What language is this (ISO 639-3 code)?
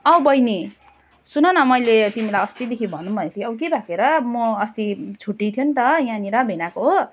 nep